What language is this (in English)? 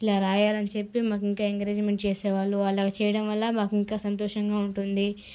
Telugu